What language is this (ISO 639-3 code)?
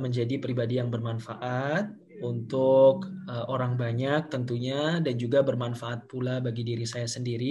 ind